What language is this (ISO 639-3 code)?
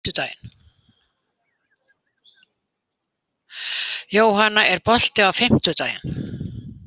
isl